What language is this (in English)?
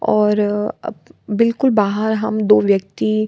Hindi